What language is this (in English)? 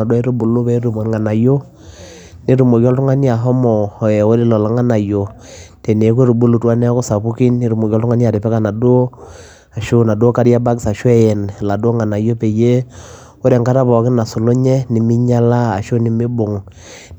Masai